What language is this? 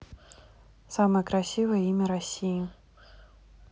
Russian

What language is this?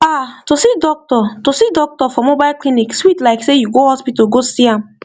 Nigerian Pidgin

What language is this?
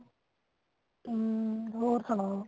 Punjabi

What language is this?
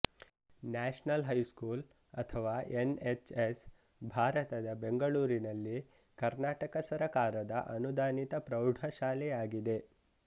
Kannada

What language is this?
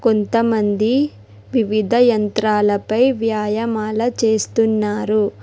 Telugu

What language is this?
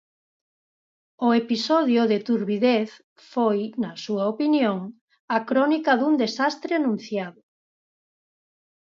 Galician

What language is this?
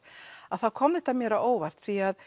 Icelandic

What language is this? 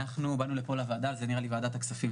Hebrew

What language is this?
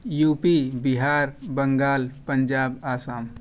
Urdu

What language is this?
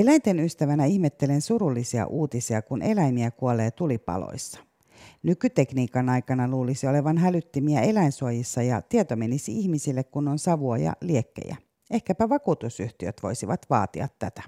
Finnish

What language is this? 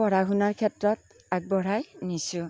Assamese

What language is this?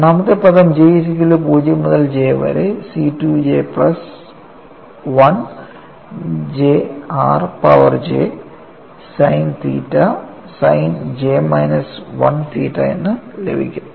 Malayalam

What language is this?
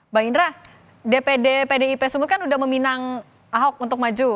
Indonesian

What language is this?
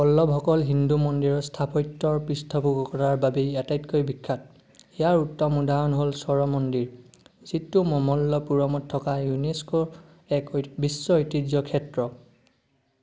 Assamese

